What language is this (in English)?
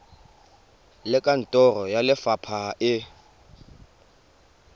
Tswana